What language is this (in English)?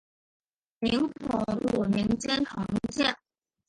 Chinese